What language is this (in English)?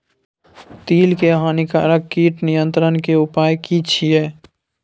Maithili